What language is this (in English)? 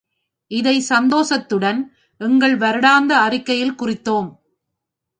Tamil